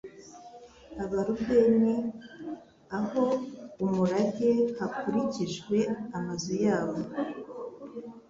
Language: Kinyarwanda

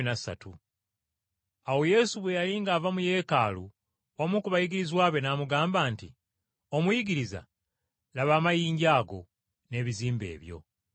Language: Ganda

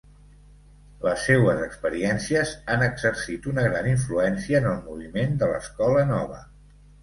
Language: Catalan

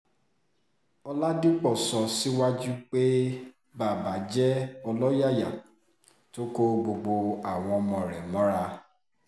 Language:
Yoruba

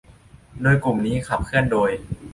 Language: Thai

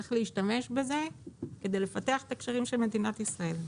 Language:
Hebrew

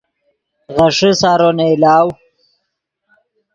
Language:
Yidgha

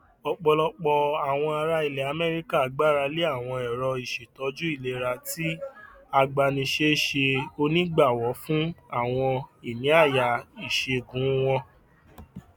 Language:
Yoruba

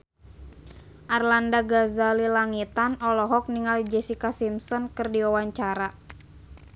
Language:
Sundanese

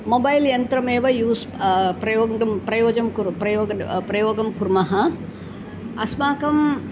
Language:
Sanskrit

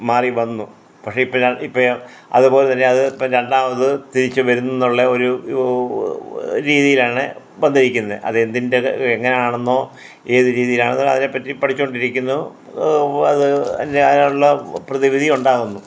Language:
Malayalam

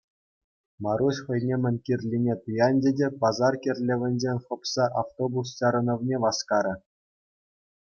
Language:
Chuvash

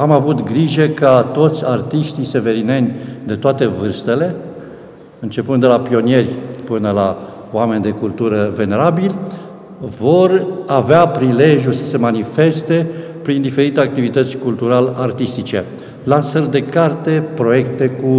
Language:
Romanian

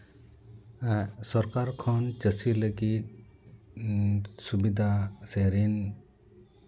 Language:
Santali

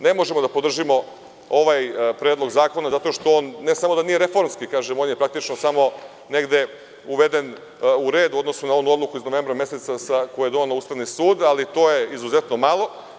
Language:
Serbian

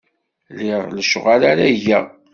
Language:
Kabyle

